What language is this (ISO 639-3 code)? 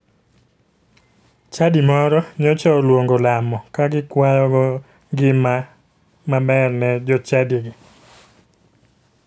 luo